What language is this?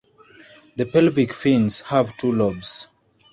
English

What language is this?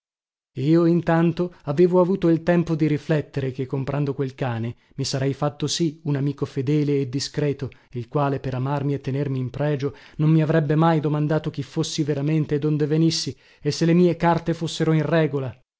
Italian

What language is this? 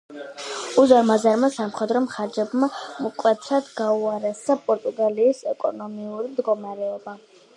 Georgian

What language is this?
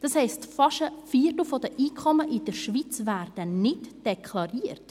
Swiss German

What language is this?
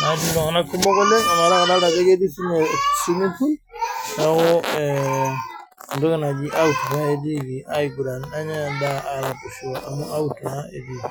Masai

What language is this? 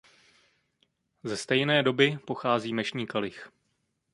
Czech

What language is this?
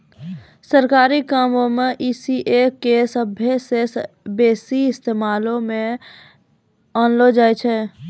Maithili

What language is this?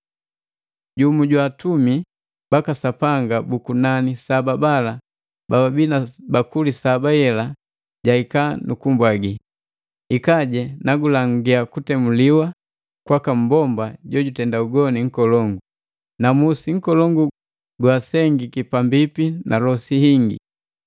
Matengo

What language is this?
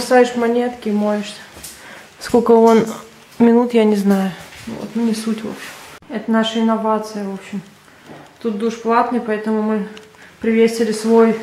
Russian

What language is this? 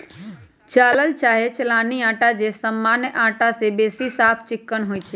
Magahi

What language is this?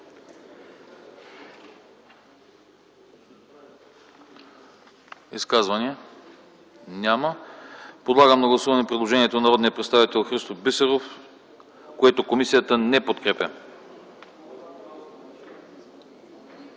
Bulgarian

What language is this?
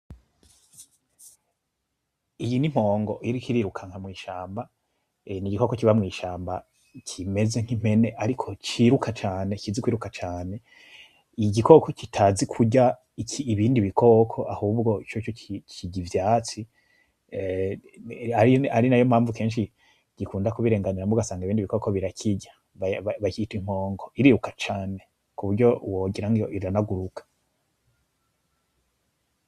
Rundi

